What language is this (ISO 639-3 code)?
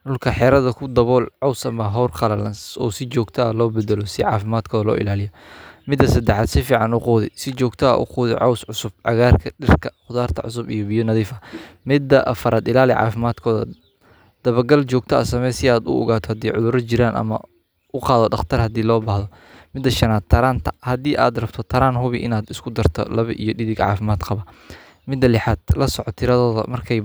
som